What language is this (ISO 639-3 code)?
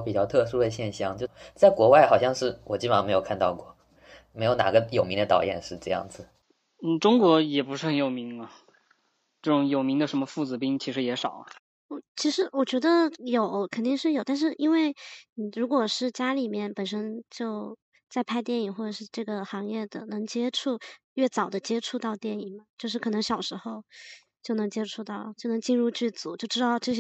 zho